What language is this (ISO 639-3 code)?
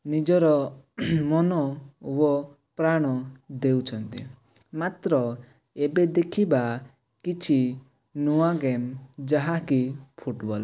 ori